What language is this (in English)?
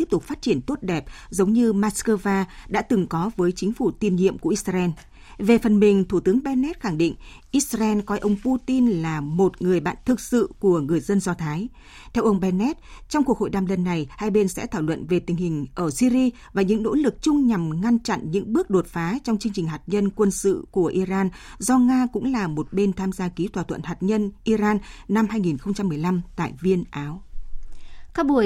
Vietnamese